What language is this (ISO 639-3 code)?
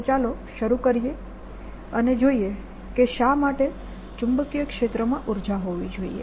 guj